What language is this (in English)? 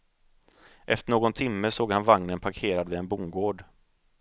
Swedish